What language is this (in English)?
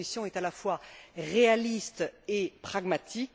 French